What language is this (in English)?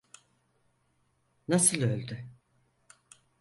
Turkish